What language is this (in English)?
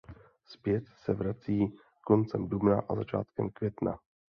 Czech